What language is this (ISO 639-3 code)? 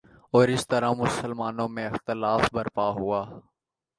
urd